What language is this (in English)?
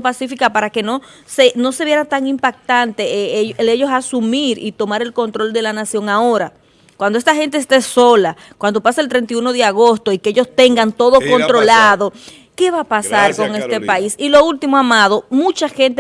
Spanish